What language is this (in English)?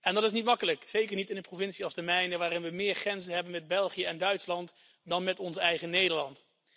Dutch